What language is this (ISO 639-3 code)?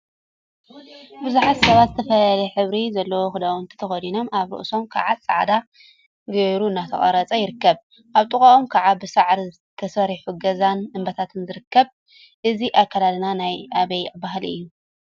tir